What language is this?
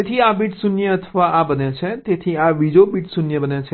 Gujarati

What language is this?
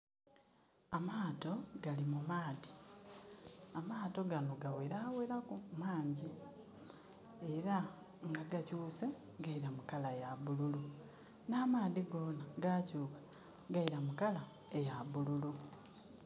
Soga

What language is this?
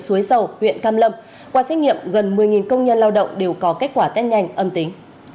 Vietnamese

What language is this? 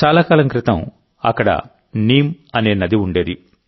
Telugu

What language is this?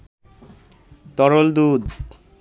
Bangla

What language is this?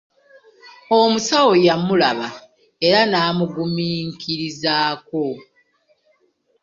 Ganda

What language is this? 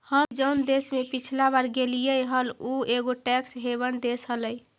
Magahi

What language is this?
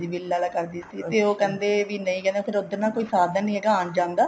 Punjabi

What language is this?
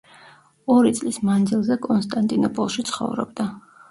Georgian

